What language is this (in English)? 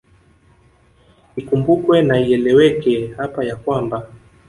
Swahili